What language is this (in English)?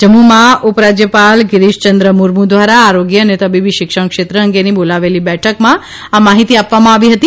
Gujarati